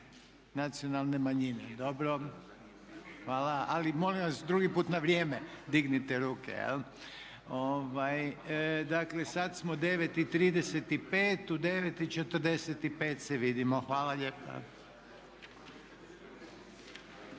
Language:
Croatian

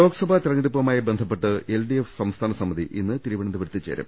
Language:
Malayalam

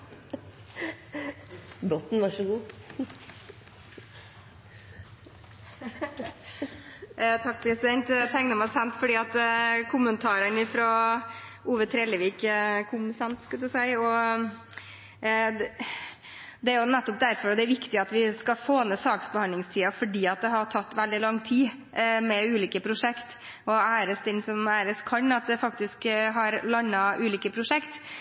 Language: Norwegian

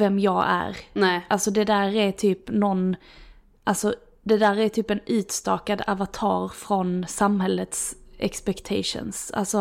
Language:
Swedish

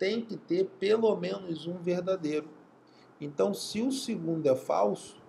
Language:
Portuguese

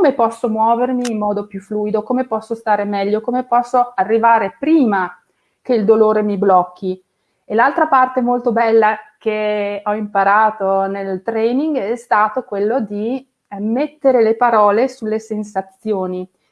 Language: Italian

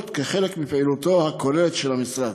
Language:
Hebrew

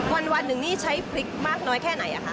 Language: Thai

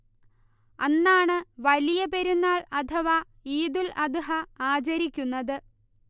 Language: Malayalam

